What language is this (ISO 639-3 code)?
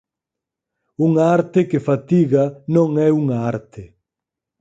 glg